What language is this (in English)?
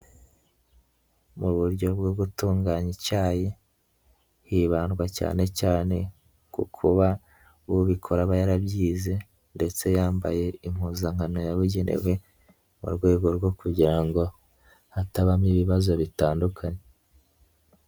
Kinyarwanda